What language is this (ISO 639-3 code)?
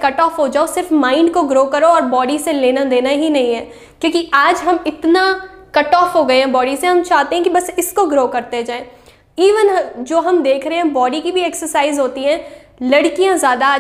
hin